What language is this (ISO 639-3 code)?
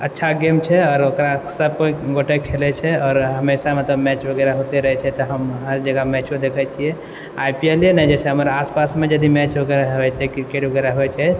mai